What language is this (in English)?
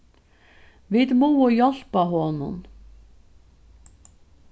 Faroese